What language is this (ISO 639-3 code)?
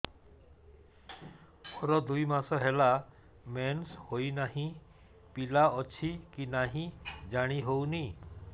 ori